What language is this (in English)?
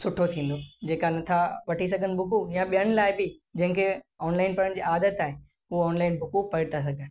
Sindhi